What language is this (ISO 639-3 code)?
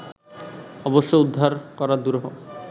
ben